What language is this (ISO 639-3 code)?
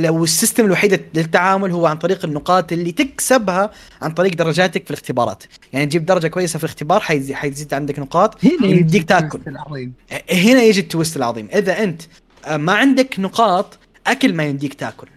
ara